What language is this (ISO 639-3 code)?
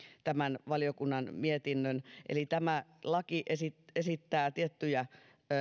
fin